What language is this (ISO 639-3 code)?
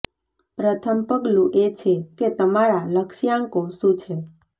guj